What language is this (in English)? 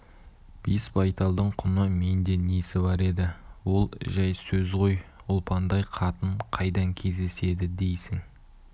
Kazakh